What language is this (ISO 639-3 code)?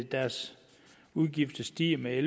dan